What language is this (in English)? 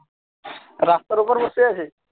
Bangla